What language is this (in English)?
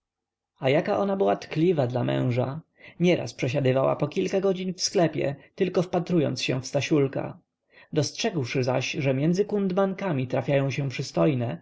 Polish